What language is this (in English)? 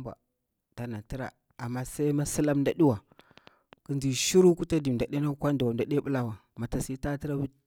Bura-Pabir